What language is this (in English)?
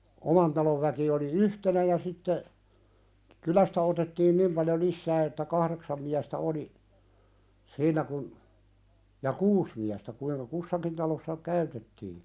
Finnish